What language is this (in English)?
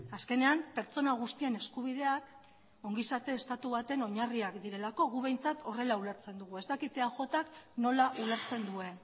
Basque